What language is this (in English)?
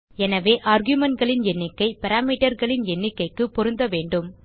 Tamil